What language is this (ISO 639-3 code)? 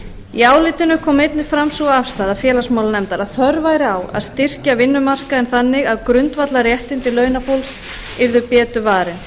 isl